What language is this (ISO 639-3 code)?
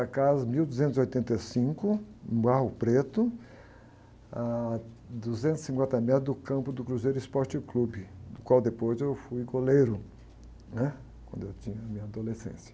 por